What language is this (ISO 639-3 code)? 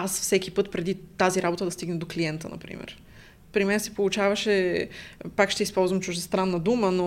bul